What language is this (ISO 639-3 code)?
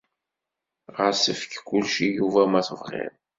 kab